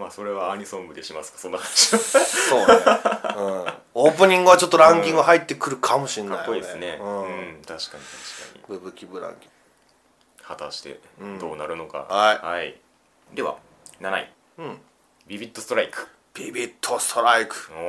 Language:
Japanese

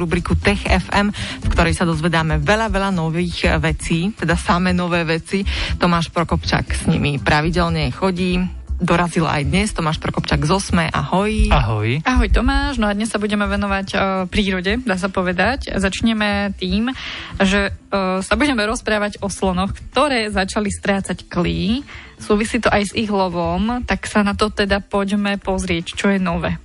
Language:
Slovak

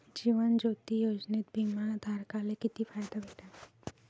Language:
Marathi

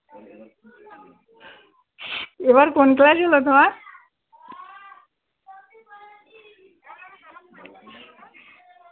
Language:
Bangla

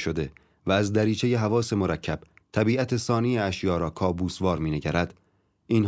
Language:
Persian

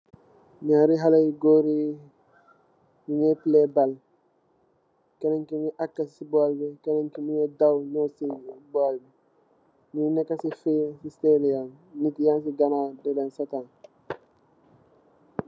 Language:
Wolof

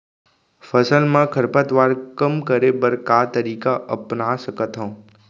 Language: Chhattisgarhi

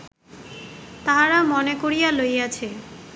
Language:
Bangla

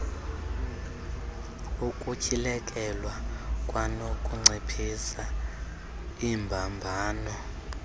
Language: Xhosa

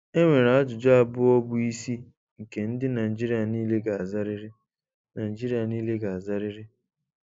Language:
Igbo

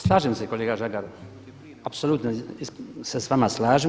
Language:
Croatian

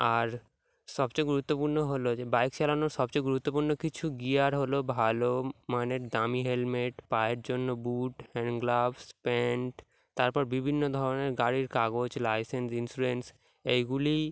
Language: Bangla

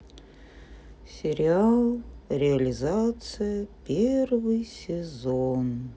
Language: Russian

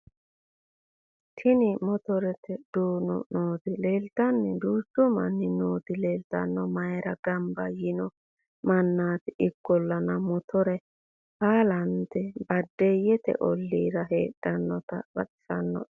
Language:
Sidamo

